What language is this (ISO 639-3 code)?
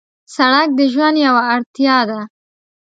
pus